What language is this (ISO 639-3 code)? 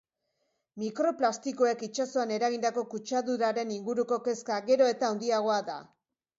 eus